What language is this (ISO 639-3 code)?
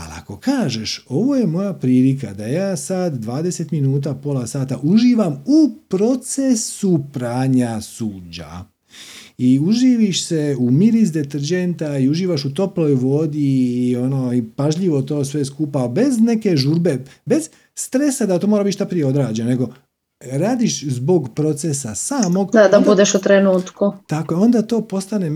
hrv